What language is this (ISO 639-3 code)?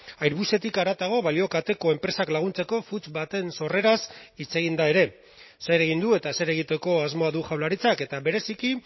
eus